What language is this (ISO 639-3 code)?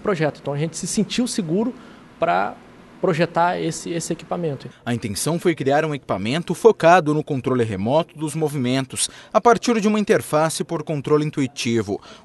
por